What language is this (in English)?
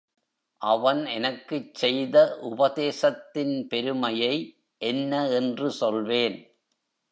Tamil